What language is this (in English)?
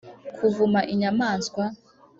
Kinyarwanda